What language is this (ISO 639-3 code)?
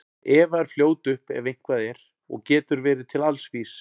isl